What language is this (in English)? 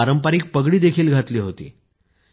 Marathi